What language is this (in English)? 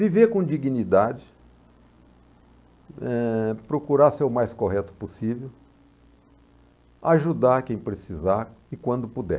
Portuguese